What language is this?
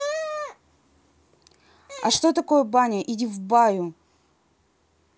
Russian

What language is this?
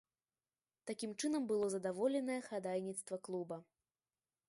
Belarusian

